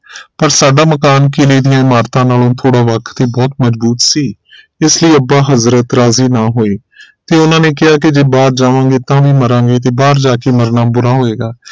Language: Punjabi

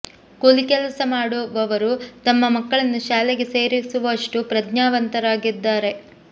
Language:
Kannada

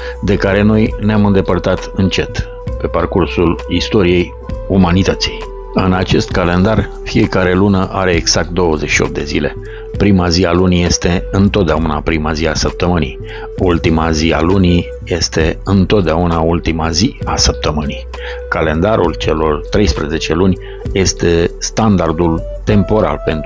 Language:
Romanian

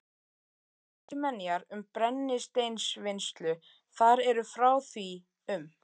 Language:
Icelandic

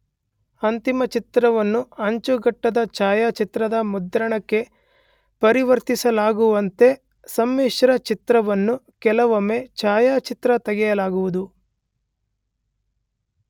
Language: Kannada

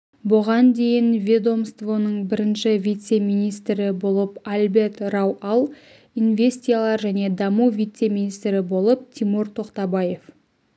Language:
Kazakh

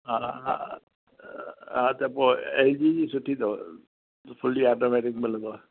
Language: Sindhi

